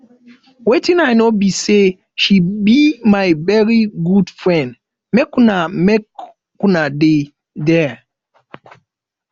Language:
Nigerian Pidgin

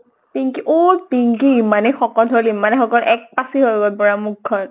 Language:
Assamese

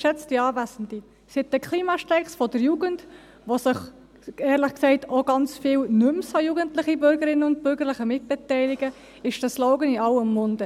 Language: Swiss German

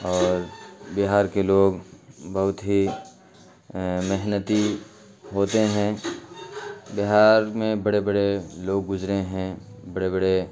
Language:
Urdu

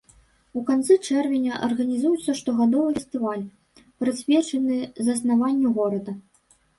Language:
Belarusian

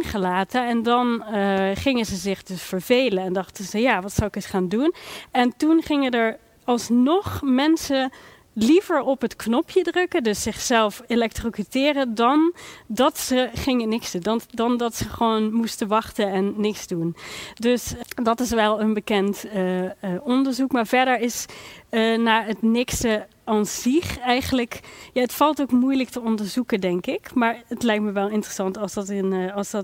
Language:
Dutch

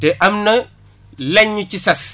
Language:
Wolof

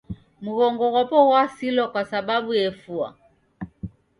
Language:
Taita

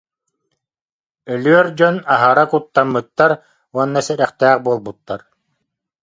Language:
Yakut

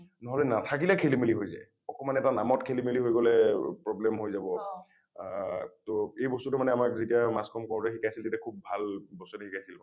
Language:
Assamese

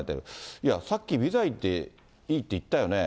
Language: Japanese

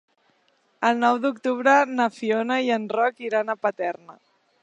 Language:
Catalan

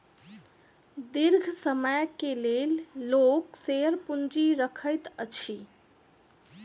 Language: Maithili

